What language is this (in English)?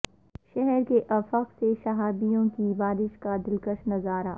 Urdu